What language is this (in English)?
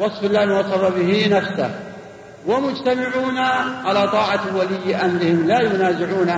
Arabic